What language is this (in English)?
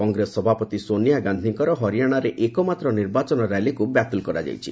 Odia